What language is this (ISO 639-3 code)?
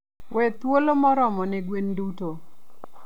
luo